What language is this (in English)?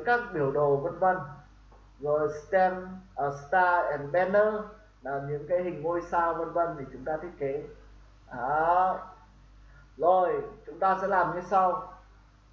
Vietnamese